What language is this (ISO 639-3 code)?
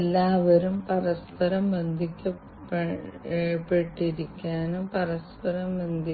mal